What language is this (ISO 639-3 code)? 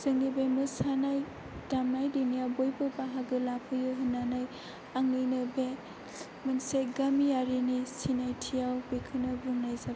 brx